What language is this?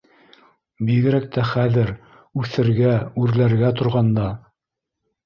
Bashkir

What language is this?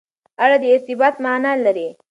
Pashto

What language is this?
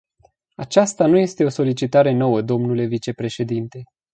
Romanian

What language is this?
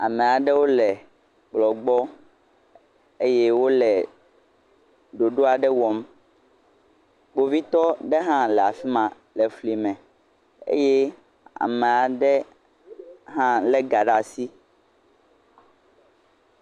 Ewe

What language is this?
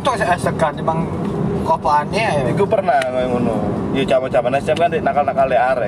Indonesian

